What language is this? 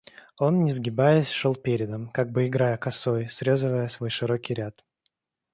Russian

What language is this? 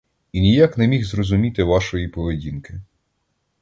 Ukrainian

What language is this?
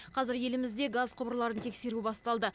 Kazakh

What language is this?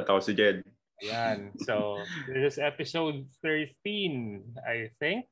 Filipino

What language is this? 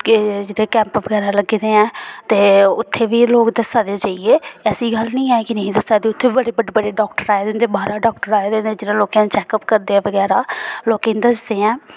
Dogri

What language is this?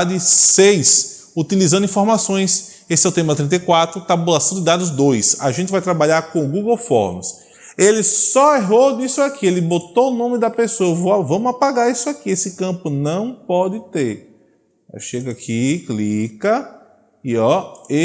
Portuguese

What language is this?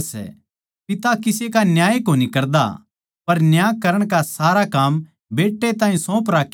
Haryanvi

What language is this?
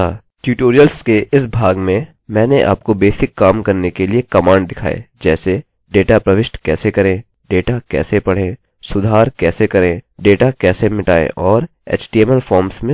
Hindi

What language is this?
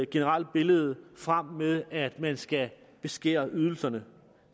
Danish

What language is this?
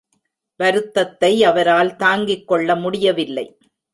Tamil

